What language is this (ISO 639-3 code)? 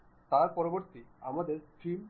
ben